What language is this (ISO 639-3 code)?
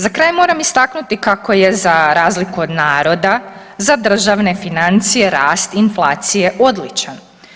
hrv